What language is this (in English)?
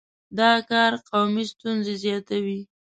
Pashto